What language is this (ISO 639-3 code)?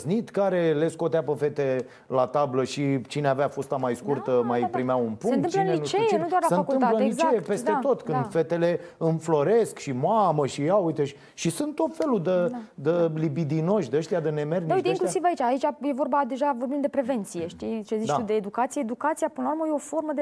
ron